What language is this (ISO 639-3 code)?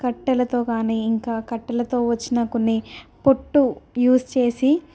tel